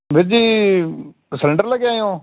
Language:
Punjabi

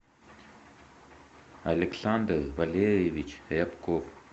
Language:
Russian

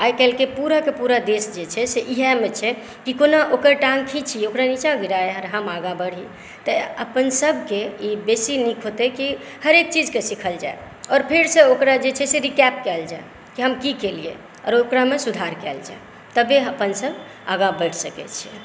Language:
Maithili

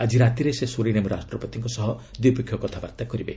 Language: Odia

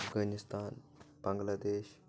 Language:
Kashmiri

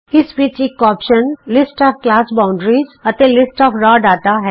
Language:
Punjabi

